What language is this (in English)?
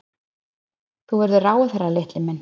Icelandic